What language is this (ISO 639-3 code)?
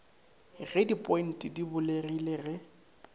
nso